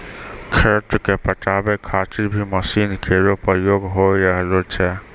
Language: Maithili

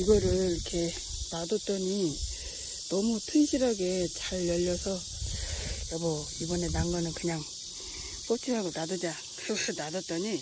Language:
Korean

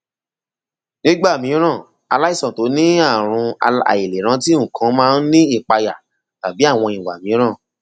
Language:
Yoruba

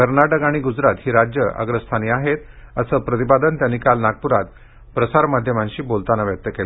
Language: Marathi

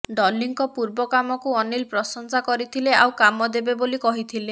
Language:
Odia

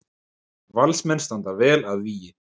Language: Icelandic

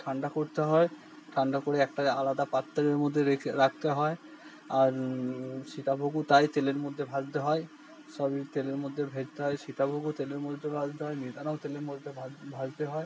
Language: Bangla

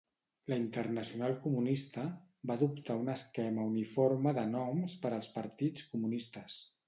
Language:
Catalan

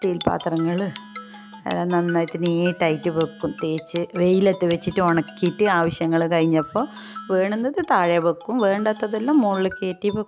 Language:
Malayalam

